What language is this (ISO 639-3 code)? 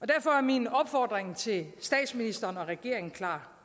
dan